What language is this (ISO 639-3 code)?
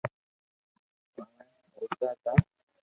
lrk